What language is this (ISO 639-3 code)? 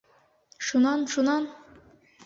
bak